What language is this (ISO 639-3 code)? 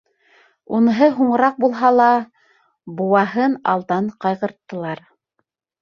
bak